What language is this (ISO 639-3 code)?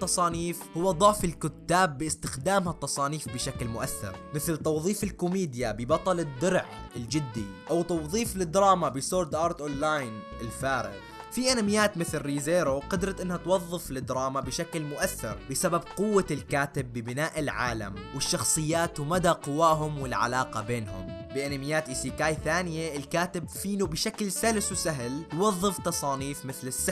ara